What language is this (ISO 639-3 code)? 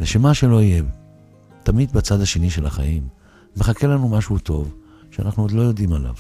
heb